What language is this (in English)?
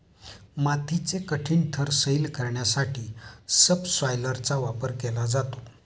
Marathi